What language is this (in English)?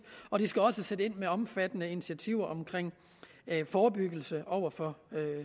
Danish